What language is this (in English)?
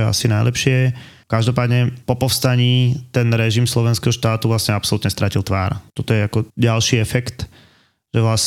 Slovak